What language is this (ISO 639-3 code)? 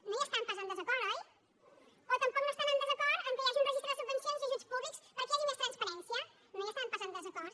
cat